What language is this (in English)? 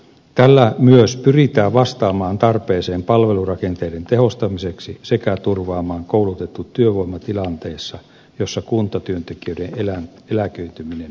Finnish